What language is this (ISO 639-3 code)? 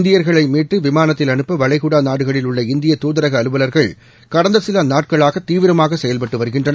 tam